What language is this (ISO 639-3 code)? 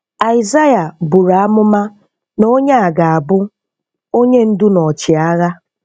ibo